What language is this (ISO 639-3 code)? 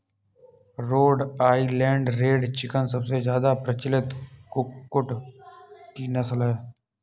hin